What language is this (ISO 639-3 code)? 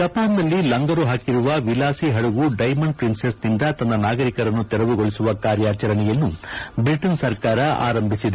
kan